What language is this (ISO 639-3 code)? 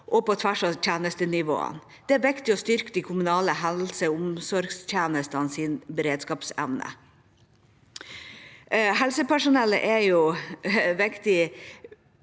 nor